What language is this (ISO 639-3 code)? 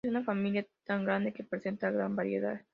spa